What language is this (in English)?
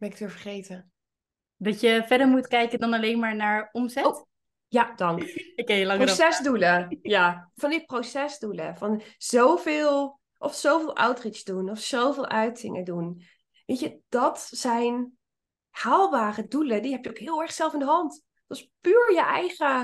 Dutch